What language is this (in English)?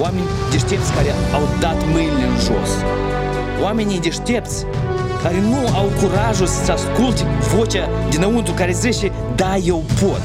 Romanian